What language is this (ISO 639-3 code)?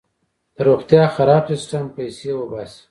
pus